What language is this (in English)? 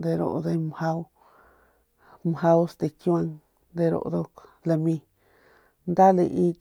Northern Pame